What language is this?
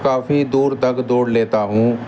Urdu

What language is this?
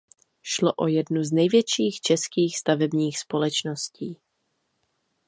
Czech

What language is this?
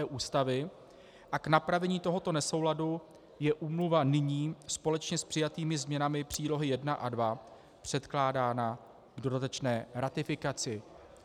Czech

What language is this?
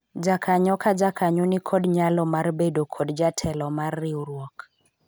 Luo (Kenya and Tanzania)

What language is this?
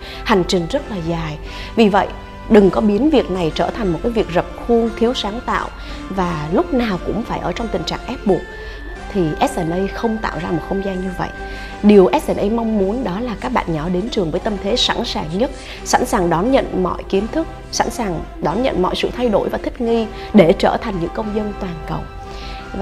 Vietnamese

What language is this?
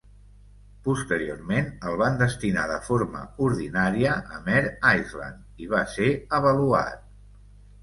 Catalan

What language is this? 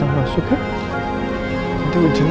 Indonesian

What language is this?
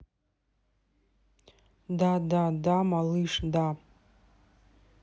Russian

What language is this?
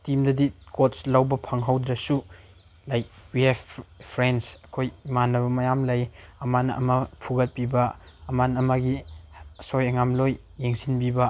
Manipuri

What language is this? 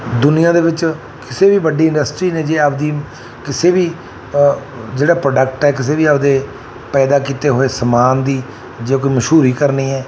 Punjabi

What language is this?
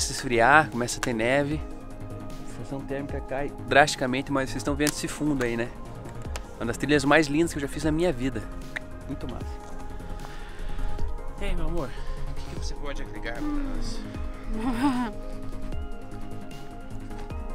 Portuguese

